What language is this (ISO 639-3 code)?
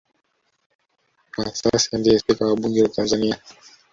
swa